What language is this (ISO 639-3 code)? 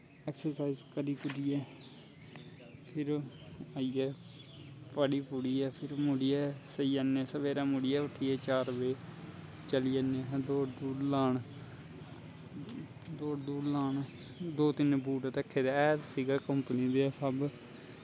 doi